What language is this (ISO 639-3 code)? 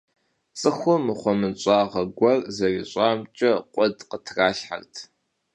kbd